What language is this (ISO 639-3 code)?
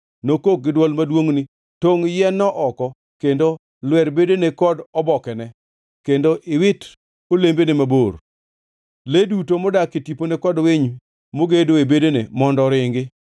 luo